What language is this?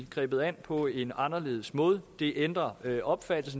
Danish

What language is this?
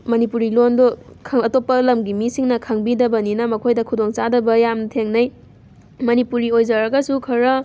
Manipuri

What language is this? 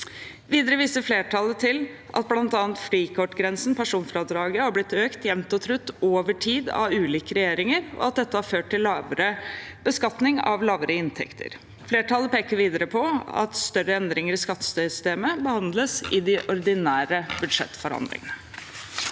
Norwegian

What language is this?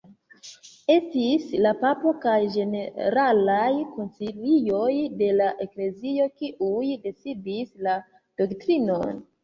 Esperanto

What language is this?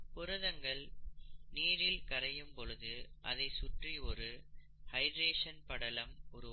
Tamil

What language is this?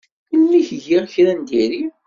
Kabyle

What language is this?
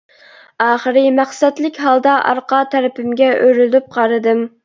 Uyghur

